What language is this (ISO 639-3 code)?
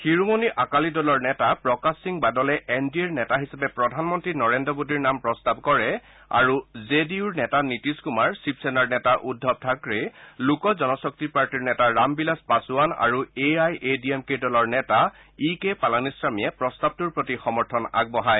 asm